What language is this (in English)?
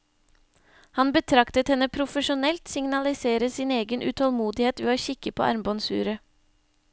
Norwegian